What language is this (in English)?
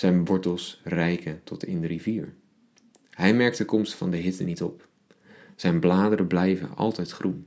Dutch